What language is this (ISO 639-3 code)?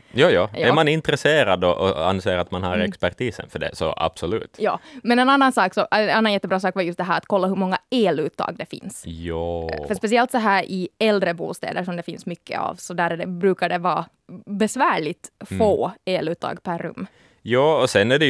swe